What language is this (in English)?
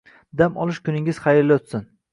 Uzbek